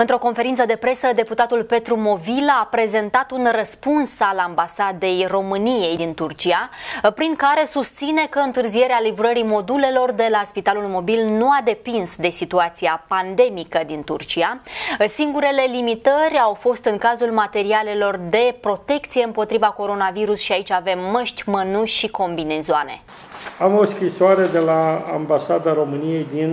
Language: Romanian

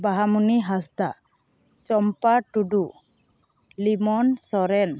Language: Santali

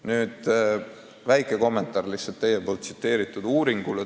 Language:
Estonian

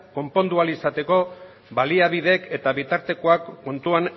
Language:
Basque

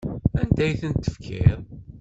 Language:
Kabyle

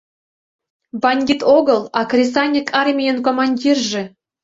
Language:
Mari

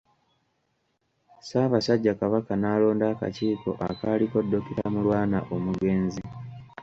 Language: Ganda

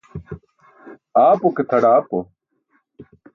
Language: Burushaski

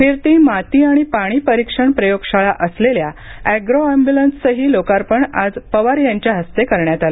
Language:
Marathi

